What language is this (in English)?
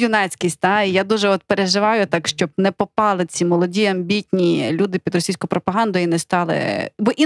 Ukrainian